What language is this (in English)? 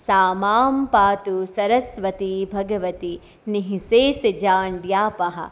Gujarati